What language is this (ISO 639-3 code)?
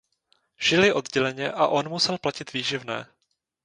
ces